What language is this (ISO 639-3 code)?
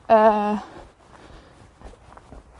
cym